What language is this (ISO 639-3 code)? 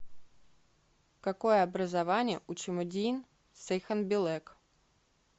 rus